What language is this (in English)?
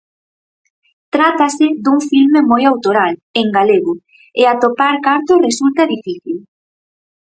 Galician